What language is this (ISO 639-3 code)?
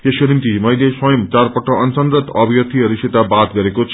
nep